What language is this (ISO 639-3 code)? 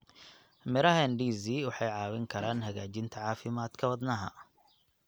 som